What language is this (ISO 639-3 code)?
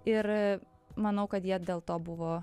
lit